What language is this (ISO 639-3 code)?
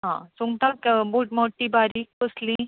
kok